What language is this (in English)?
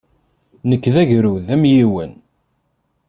Kabyle